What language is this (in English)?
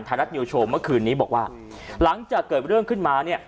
Thai